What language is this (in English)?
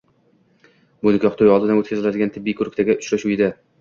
Uzbek